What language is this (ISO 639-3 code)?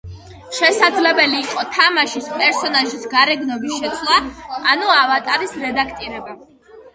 kat